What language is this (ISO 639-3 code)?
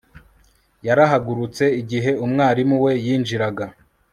kin